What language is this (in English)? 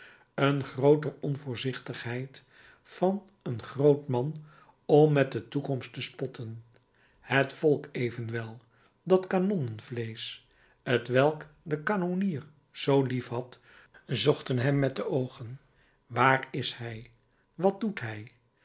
Dutch